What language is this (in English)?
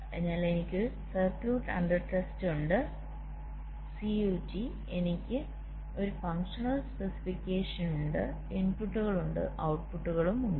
Malayalam